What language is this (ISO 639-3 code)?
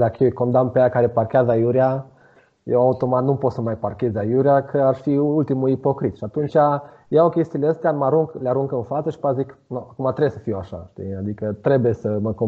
ron